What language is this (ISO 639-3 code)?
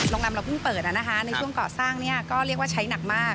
tha